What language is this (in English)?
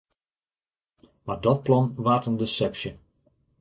Western Frisian